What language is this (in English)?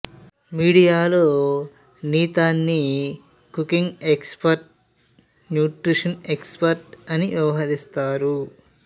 Telugu